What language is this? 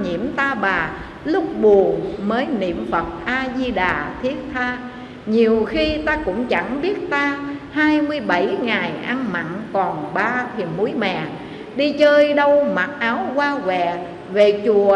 Vietnamese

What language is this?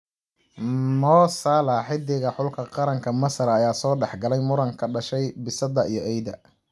Somali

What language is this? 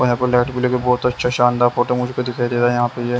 Hindi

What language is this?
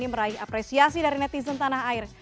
Indonesian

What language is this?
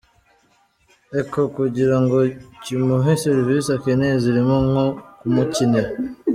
Kinyarwanda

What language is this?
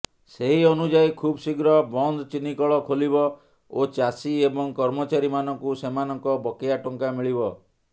Odia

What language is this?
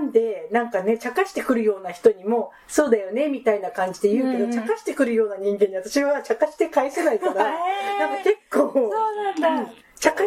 Japanese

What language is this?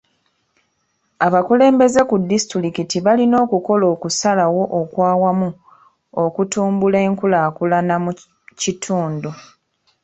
Ganda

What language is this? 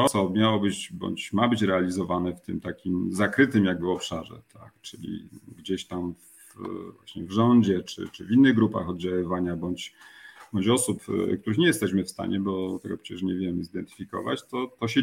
Polish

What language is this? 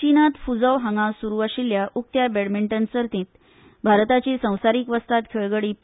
Konkani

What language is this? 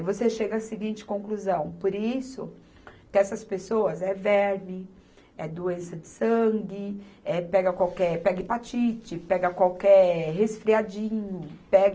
Portuguese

